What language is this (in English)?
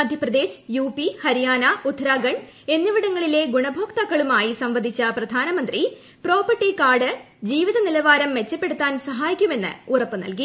Malayalam